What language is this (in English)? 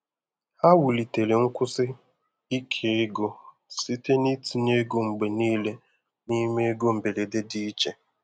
Igbo